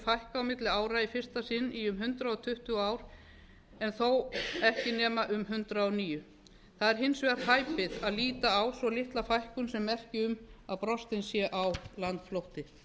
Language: Icelandic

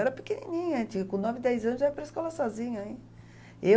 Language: Portuguese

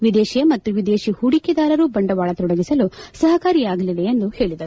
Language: Kannada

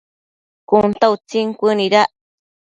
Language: Matsés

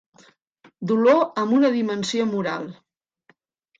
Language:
Catalan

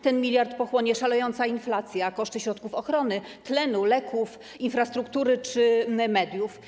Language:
Polish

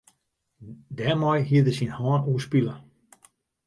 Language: Western Frisian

